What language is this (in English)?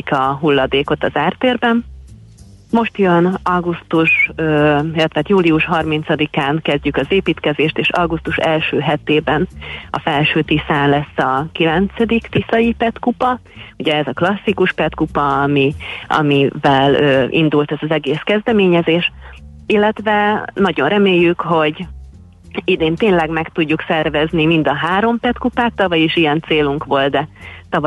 Hungarian